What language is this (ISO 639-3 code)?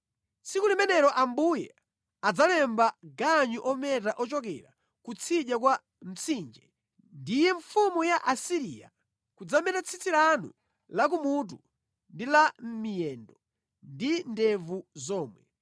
nya